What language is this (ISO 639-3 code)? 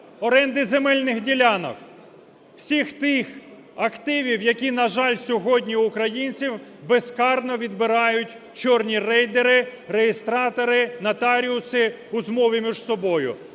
ukr